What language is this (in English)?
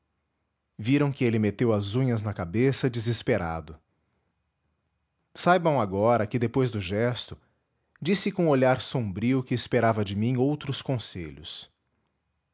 Portuguese